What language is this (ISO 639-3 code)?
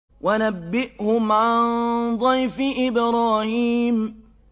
ara